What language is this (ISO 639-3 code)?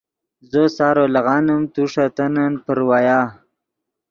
ydg